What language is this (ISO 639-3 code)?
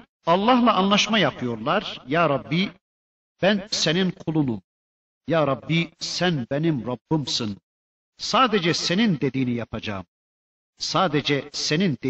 tur